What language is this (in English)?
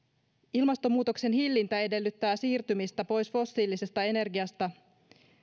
Finnish